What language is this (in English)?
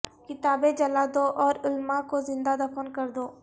Urdu